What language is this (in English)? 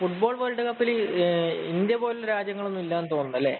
Malayalam